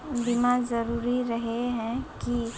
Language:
Magahi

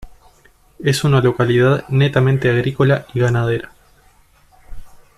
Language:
Spanish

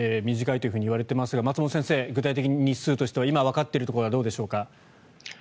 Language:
Japanese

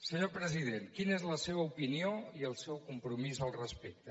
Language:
Catalan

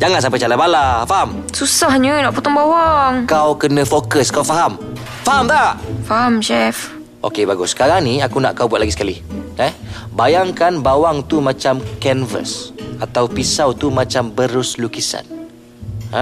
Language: Malay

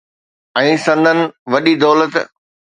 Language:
Sindhi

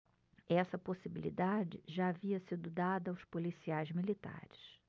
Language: Portuguese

